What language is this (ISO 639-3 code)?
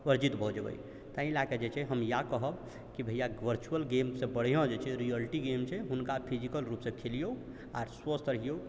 mai